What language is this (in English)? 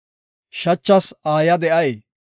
Gofa